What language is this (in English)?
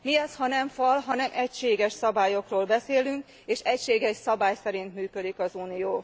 Hungarian